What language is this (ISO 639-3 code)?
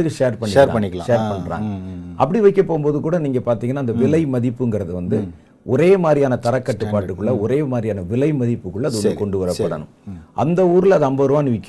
tam